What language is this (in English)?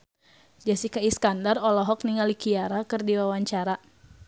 Sundanese